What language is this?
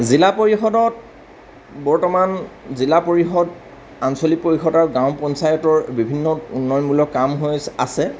Assamese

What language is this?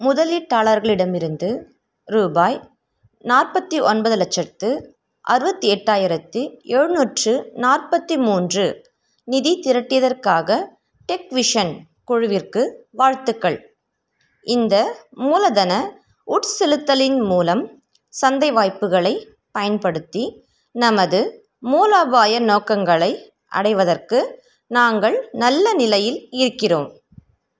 Tamil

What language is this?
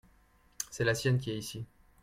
French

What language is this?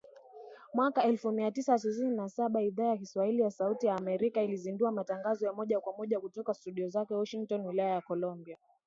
Swahili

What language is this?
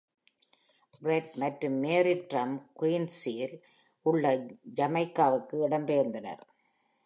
Tamil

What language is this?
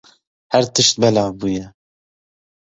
Kurdish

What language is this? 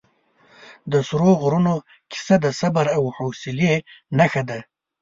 Pashto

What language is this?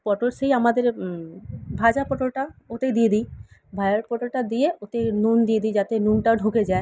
Bangla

